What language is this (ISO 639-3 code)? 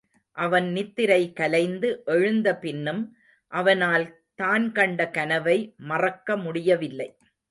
tam